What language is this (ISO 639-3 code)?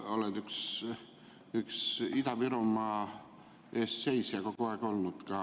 est